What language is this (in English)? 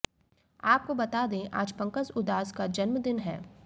Hindi